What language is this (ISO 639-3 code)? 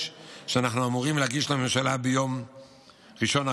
heb